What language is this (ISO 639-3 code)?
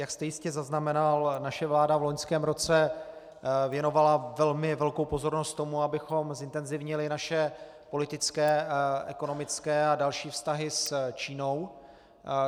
ces